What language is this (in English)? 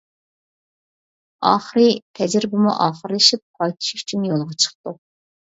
Uyghur